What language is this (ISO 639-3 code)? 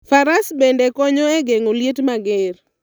luo